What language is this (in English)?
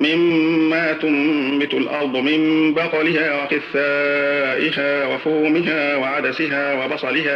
Arabic